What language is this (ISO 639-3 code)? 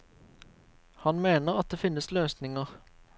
nor